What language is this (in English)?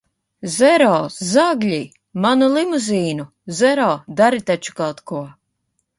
Latvian